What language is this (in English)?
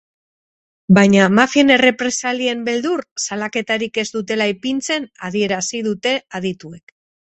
Basque